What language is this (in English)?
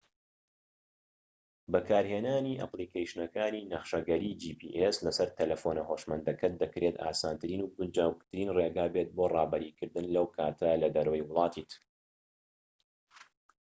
Central Kurdish